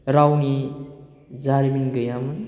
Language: Bodo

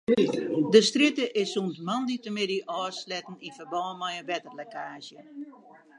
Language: Western Frisian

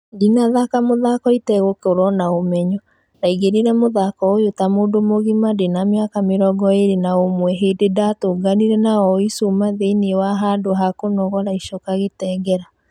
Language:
Kikuyu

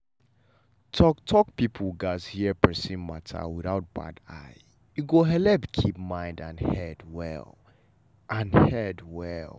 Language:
Nigerian Pidgin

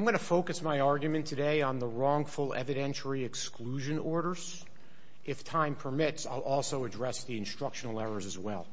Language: English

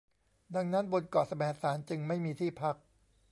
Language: Thai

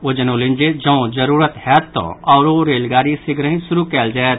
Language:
Maithili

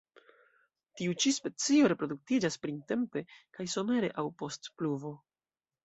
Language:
Esperanto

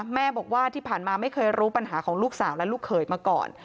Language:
Thai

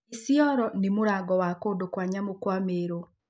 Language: Kikuyu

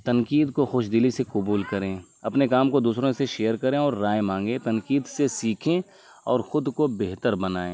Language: Urdu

